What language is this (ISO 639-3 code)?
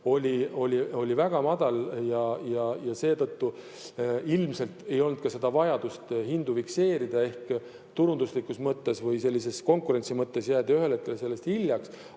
est